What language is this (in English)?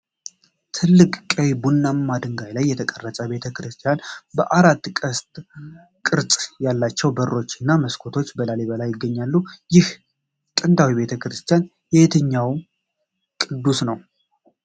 Amharic